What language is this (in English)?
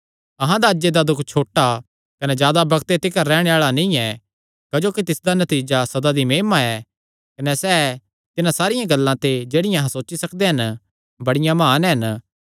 Kangri